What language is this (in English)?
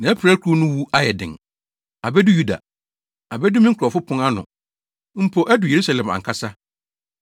Akan